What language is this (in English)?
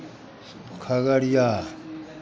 Maithili